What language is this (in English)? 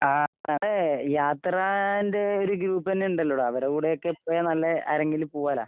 Malayalam